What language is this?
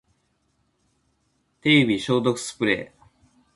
Japanese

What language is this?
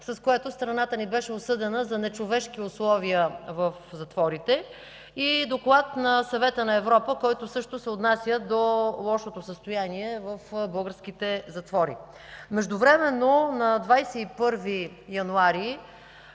Bulgarian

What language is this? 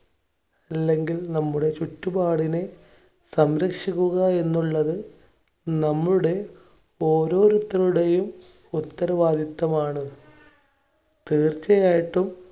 Malayalam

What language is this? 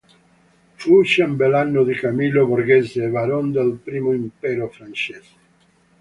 Italian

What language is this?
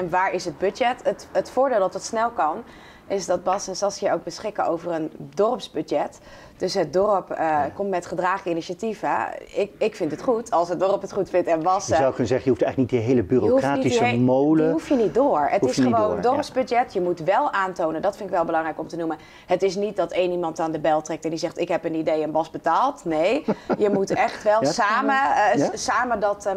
Dutch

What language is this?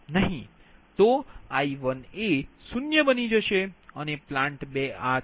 Gujarati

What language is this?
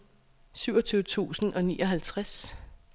Danish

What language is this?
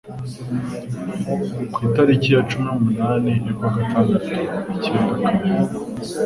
Kinyarwanda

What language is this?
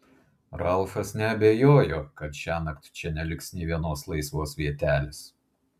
Lithuanian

